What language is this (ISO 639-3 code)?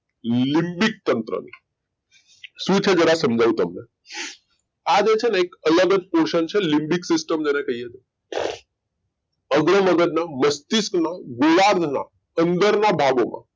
guj